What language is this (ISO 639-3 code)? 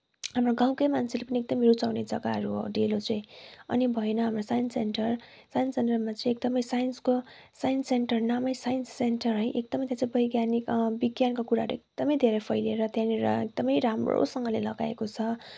nep